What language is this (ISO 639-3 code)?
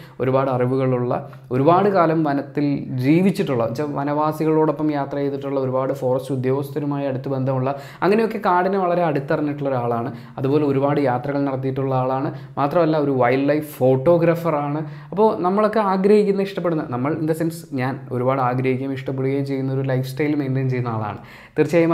mal